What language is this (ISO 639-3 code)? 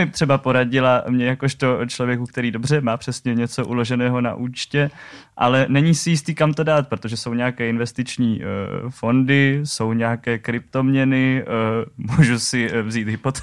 ces